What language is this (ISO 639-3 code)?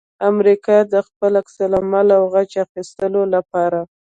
pus